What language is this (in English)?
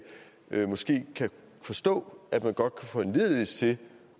Danish